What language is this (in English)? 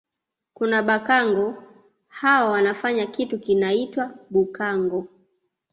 Swahili